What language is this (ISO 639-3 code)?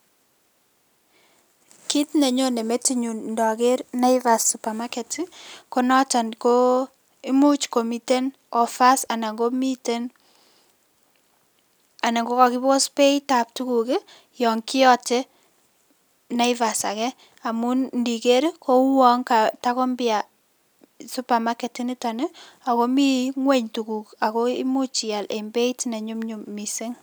kln